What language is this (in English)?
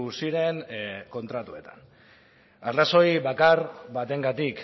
Basque